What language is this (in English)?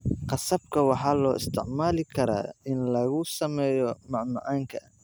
Somali